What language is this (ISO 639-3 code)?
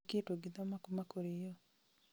kik